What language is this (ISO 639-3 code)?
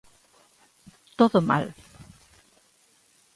glg